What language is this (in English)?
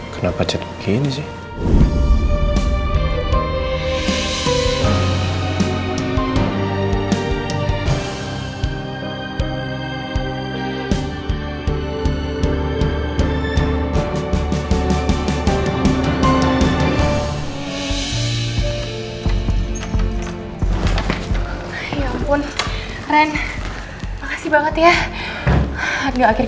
Indonesian